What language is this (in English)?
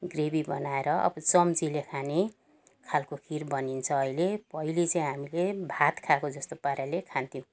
Nepali